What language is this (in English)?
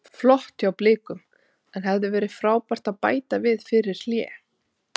Icelandic